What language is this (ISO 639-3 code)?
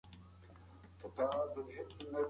pus